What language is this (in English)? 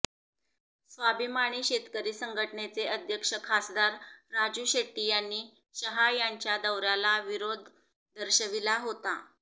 Marathi